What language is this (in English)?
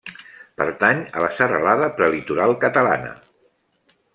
Catalan